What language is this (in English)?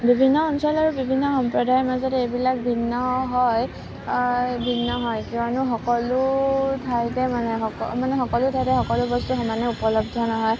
Assamese